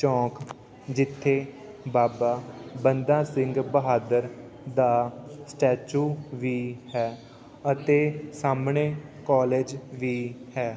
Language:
Punjabi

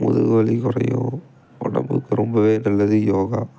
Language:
Tamil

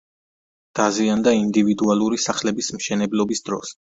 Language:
Georgian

